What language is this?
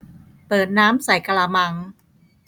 Thai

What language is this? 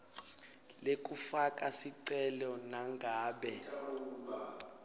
Swati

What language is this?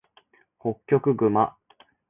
Japanese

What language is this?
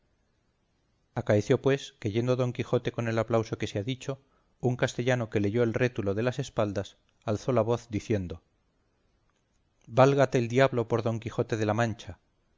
Spanish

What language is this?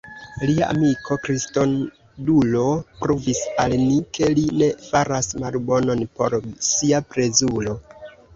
Esperanto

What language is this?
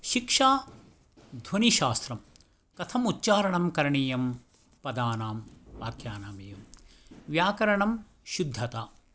Sanskrit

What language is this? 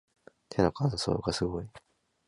Japanese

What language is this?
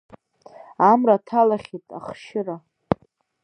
Abkhazian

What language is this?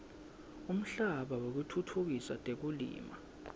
Swati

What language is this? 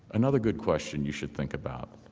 English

